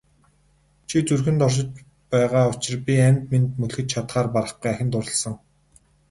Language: Mongolian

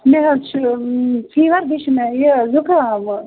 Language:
Kashmiri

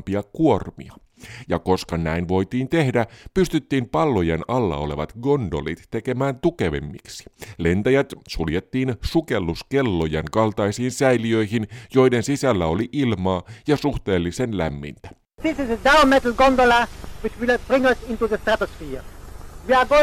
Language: Finnish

